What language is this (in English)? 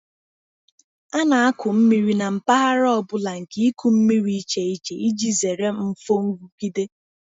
Igbo